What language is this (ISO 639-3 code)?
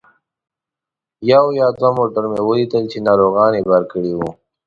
pus